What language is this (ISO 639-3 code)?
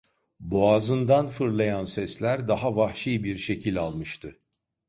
tur